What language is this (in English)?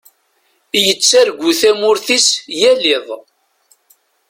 Kabyle